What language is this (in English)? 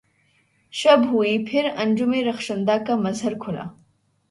Urdu